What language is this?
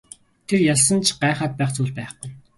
Mongolian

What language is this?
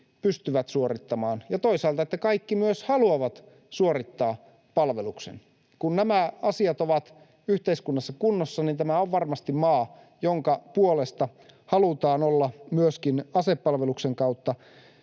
Finnish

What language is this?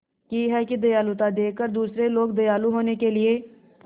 Hindi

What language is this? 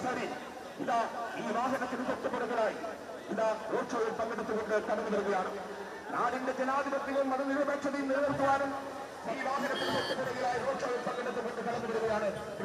Arabic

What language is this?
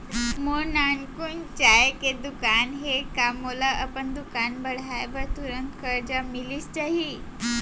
Chhattisgarhi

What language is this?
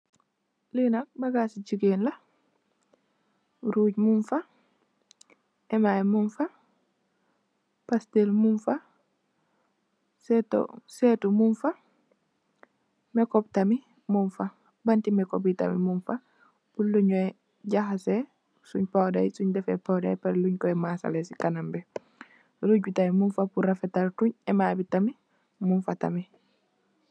Wolof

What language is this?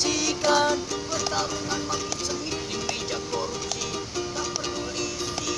Indonesian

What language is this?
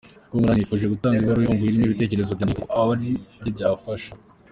Kinyarwanda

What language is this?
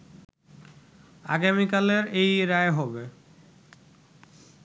Bangla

